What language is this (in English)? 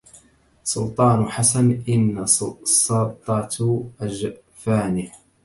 Arabic